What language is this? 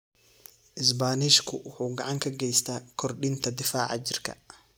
Somali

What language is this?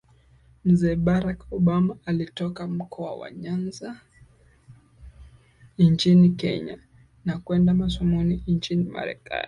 Swahili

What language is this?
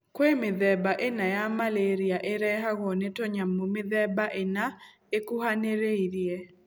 Kikuyu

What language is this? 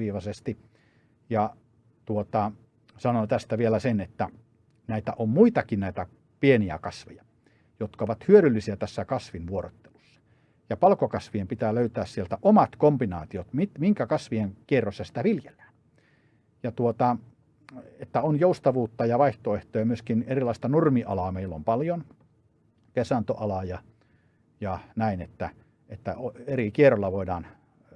Finnish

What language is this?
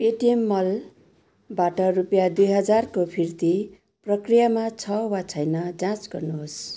Nepali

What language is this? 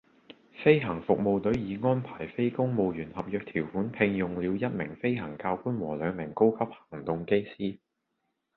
Cantonese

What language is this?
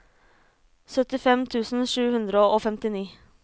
Norwegian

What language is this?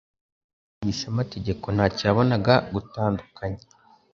Kinyarwanda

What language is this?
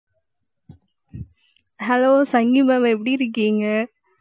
Tamil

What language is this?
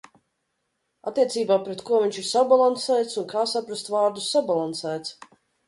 Latvian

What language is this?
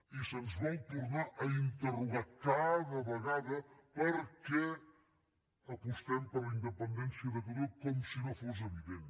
Catalan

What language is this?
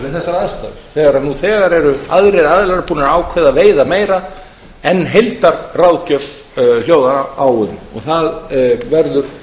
Icelandic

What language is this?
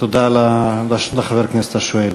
Hebrew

